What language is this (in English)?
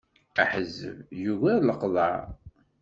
Kabyle